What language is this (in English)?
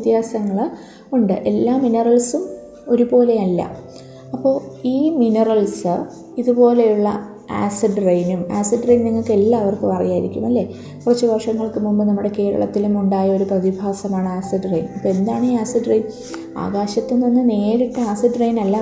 Malayalam